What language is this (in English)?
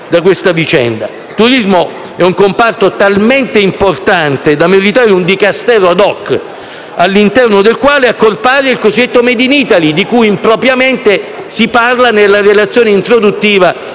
Italian